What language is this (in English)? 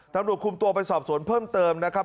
Thai